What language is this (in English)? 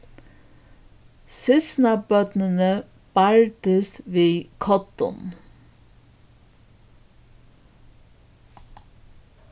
Faroese